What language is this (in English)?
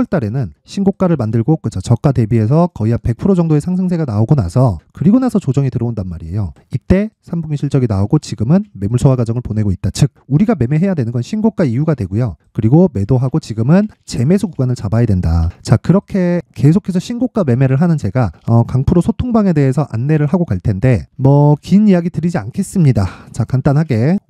Korean